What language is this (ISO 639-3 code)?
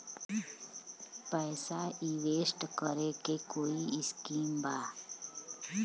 bho